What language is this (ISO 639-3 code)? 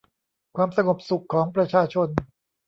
tha